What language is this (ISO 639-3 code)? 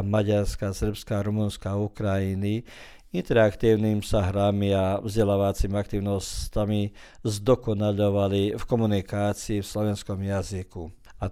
hrv